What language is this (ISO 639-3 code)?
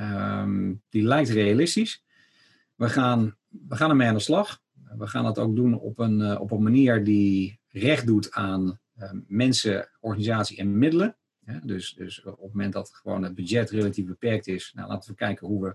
nld